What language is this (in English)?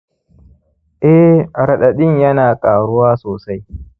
Hausa